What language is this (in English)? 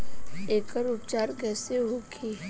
Bhojpuri